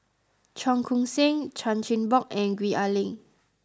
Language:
English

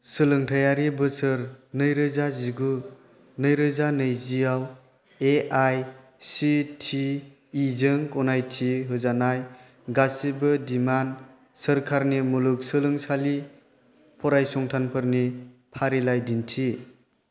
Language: Bodo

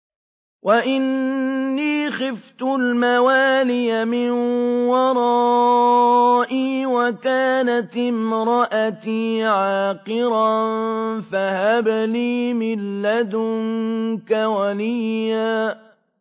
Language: Arabic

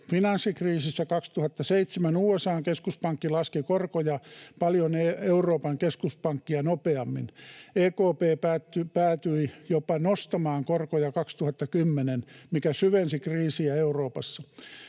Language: Finnish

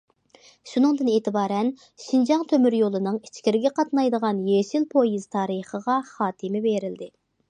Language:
Uyghur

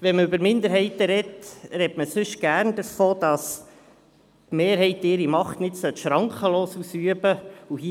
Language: Swiss German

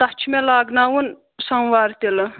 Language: Kashmiri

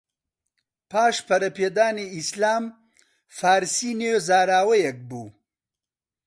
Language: Central Kurdish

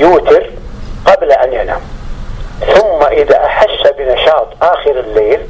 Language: Arabic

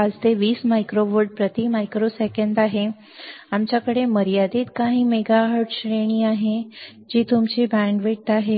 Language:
Marathi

